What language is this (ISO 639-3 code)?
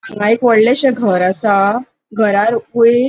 kok